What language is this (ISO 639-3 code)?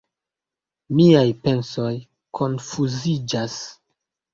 epo